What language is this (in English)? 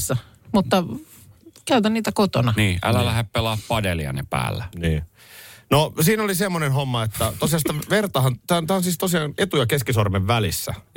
Finnish